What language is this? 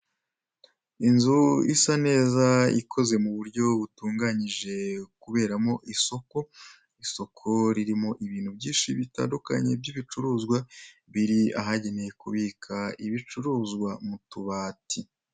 Kinyarwanda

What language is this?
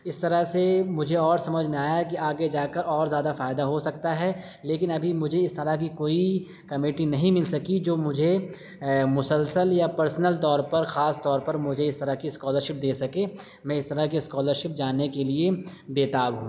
Urdu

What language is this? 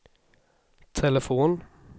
Swedish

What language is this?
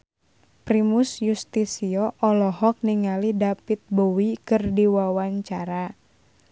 Sundanese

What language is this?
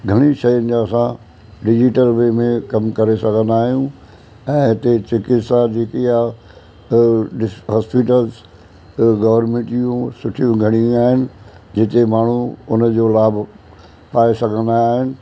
Sindhi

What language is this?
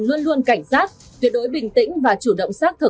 Vietnamese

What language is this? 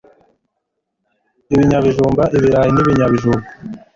Kinyarwanda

